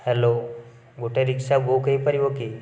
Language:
Odia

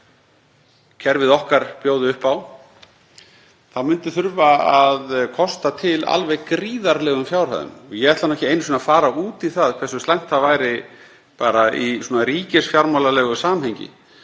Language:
Icelandic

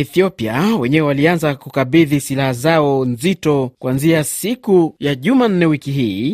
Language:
Swahili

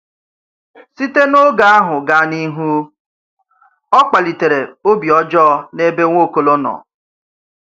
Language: Igbo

